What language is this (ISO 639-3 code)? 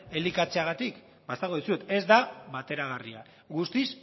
eus